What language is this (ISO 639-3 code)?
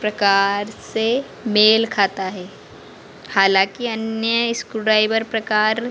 hin